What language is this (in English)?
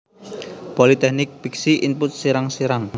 Javanese